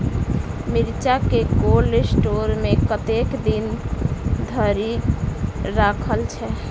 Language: Maithili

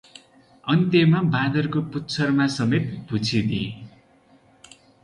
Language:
Nepali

